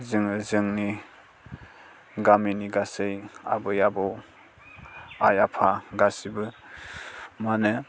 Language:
Bodo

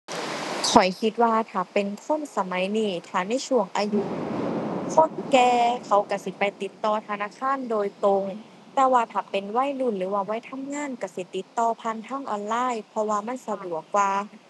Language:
Thai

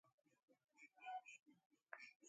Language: Gurgula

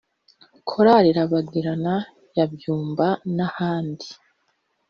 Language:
Kinyarwanda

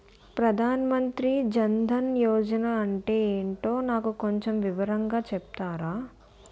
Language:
Telugu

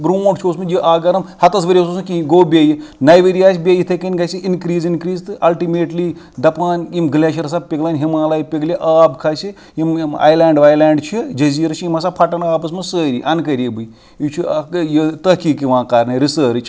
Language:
Kashmiri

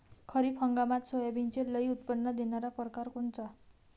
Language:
Marathi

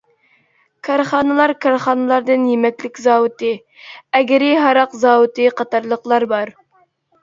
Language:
Uyghur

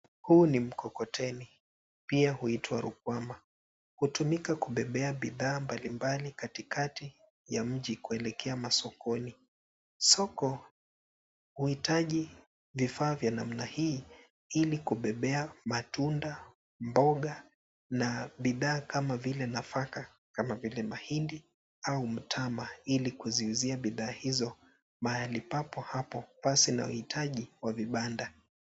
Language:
Swahili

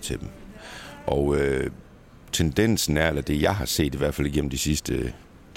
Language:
Danish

